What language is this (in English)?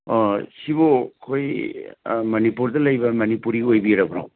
Manipuri